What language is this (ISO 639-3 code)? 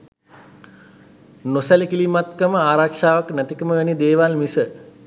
sin